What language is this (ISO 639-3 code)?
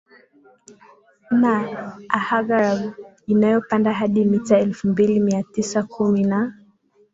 swa